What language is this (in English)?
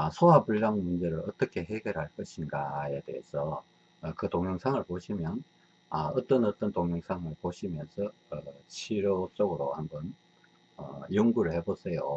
Korean